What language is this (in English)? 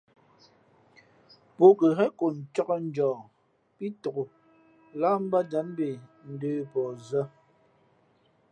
Fe'fe'